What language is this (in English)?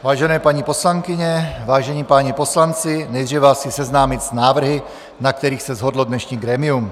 Czech